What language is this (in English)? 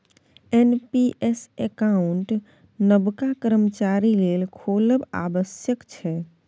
Maithili